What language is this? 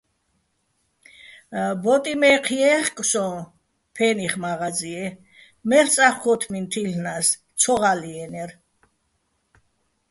Bats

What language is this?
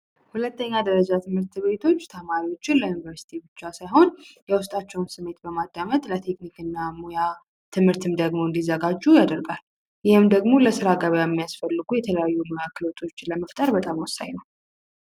Amharic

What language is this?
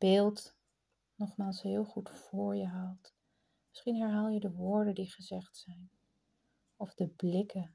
Dutch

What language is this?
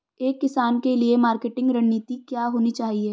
Hindi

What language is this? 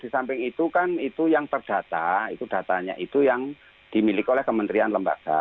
Indonesian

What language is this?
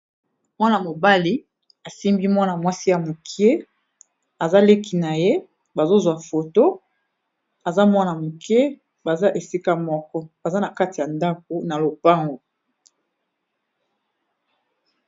Lingala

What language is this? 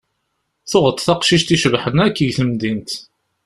Kabyle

